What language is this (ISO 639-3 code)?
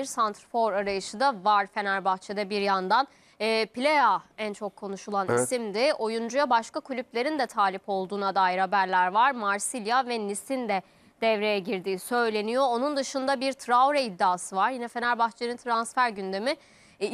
tur